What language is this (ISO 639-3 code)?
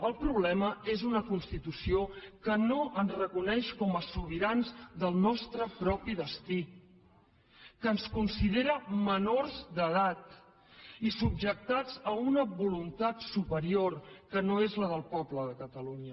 cat